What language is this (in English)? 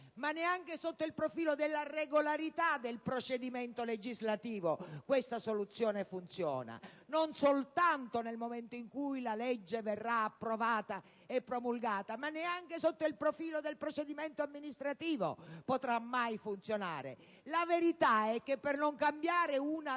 Italian